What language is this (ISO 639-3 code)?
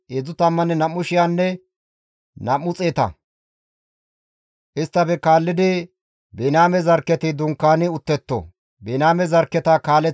gmv